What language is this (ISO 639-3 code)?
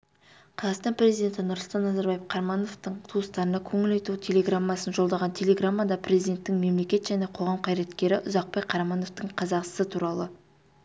kaz